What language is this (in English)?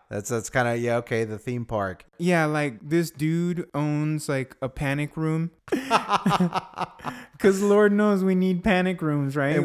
English